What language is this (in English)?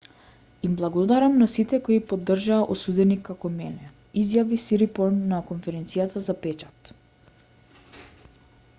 Macedonian